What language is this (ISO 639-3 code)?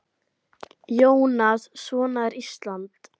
isl